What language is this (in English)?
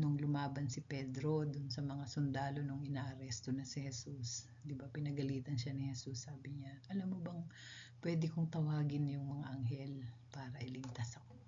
Filipino